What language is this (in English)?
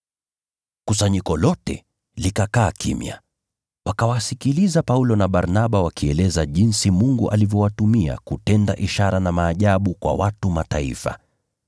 Swahili